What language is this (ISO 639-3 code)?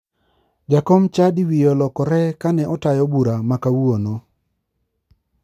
luo